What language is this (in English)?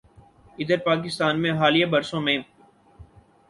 Urdu